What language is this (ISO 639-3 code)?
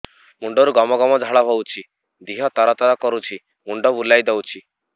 ori